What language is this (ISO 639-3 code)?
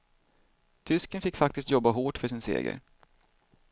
swe